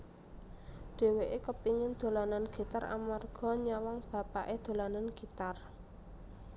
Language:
Javanese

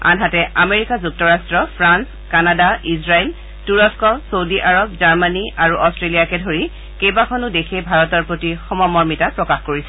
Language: Assamese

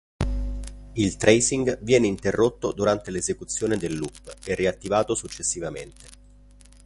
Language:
Italian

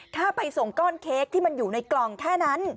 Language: Thai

